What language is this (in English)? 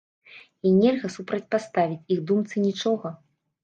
Belarusian